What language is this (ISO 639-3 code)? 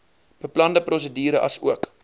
afr